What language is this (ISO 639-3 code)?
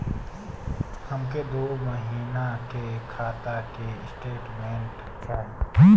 bho